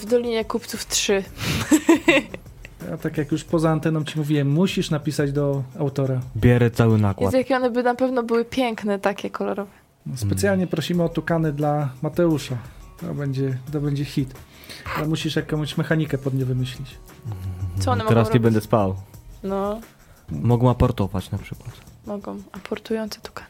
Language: Polish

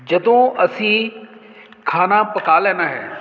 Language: Punjabi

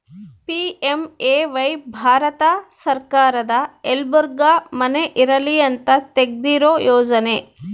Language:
Kannada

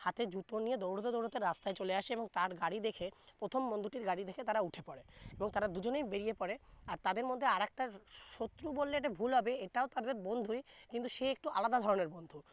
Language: Bangla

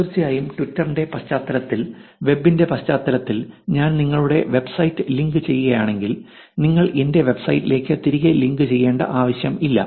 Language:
Malayalam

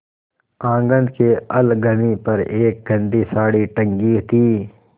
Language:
Hindi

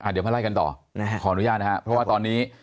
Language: Thai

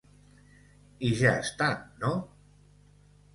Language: Catalan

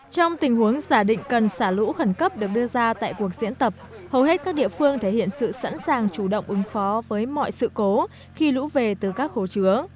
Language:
Vietnamese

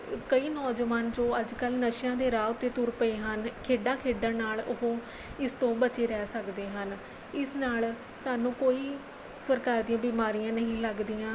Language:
Punjabi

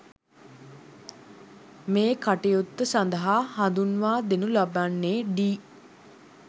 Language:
Sinhala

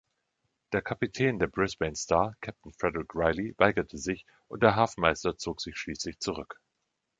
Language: German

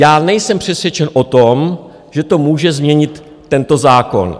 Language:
Czech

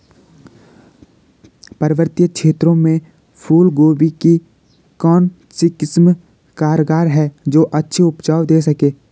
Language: Hindi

